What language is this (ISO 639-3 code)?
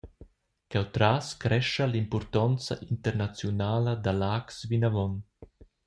roh